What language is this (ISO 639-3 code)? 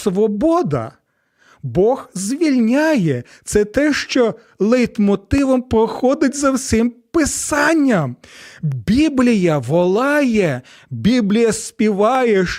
ukr